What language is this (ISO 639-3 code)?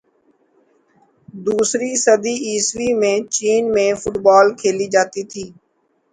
urd